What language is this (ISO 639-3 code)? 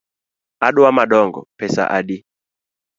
luo